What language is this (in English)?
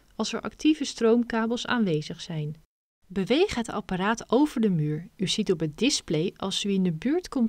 Dutch